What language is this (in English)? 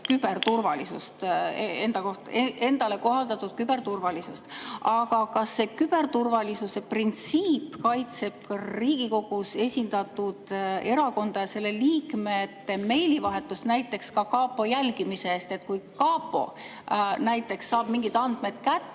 Estonian